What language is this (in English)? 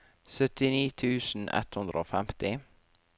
Norwegian